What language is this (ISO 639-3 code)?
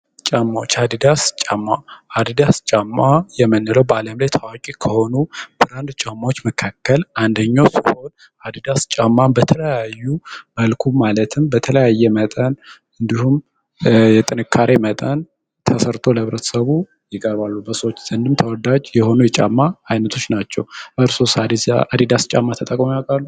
amh